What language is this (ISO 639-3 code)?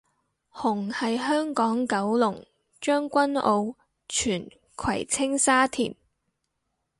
yue